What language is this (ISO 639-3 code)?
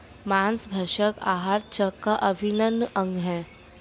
hin